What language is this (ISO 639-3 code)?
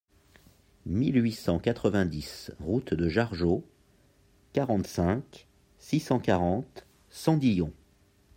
fra